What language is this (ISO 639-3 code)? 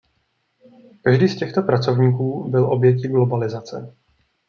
ces